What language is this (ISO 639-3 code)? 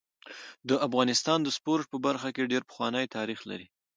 pus